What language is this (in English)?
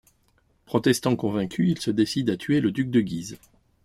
French